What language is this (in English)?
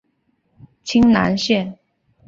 Chinese